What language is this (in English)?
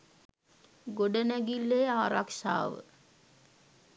Sinhala